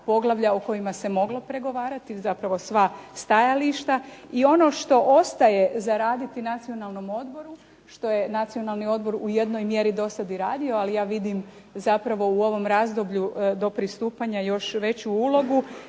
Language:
Croatian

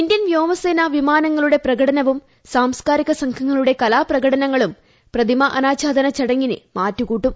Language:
Malayalam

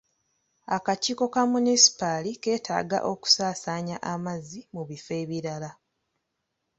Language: Ganda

